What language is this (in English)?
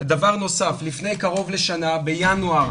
Hebrew